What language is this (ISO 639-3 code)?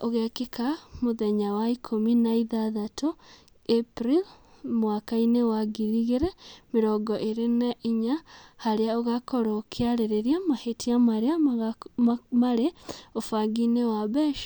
kik